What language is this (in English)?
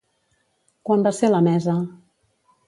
Catalan